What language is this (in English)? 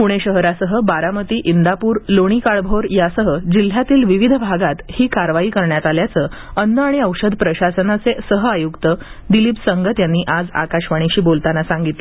Marathi